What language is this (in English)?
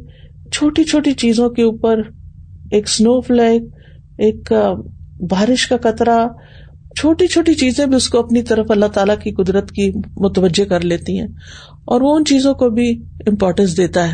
Urdu